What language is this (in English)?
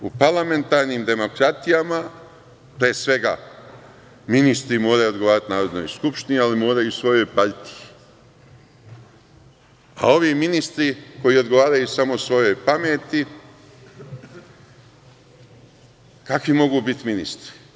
Serbian